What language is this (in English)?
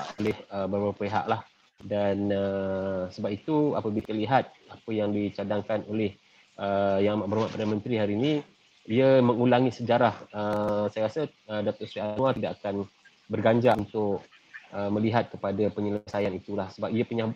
Malay